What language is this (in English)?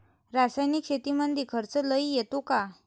Marathi